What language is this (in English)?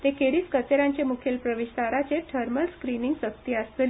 Konkani